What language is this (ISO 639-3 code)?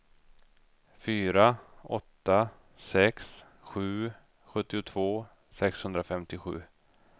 swe